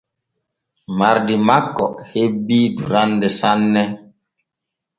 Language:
Borgu Fulfulde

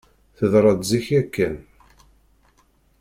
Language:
Kabyle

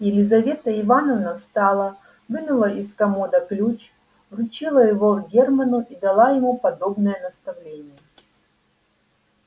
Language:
Russian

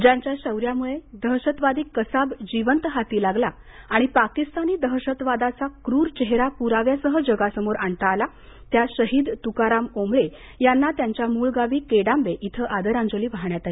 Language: Marathi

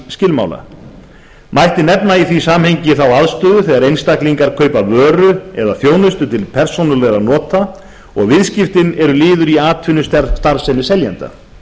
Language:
Icelandic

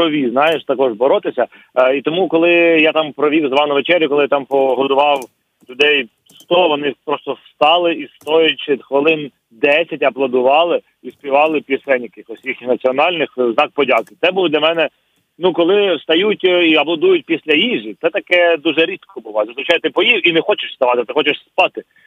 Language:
Ukrainian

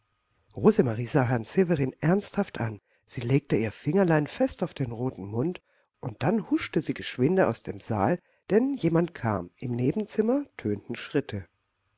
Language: German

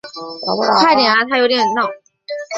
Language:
Chinese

